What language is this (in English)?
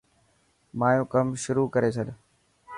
Dhatki